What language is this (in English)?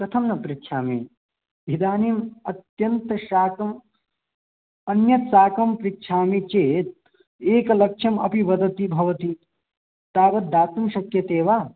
Sanskrit